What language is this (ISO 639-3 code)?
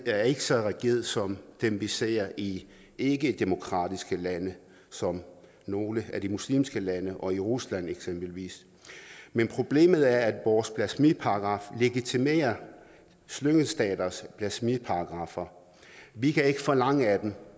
dan